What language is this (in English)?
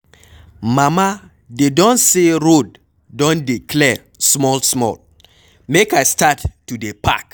Nigerian Pidgin